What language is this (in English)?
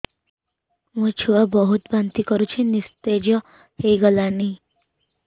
Odia